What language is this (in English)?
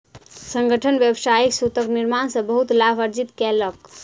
Maithili